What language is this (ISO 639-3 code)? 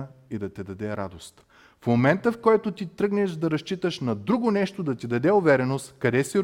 bul